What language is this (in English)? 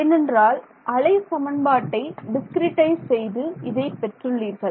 Tamil